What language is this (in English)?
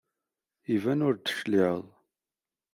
Kabyle